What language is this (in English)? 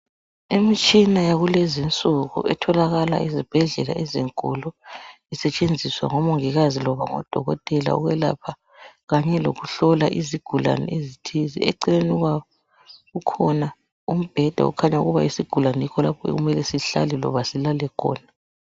North Ndebele